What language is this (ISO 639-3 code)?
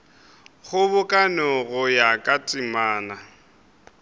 nso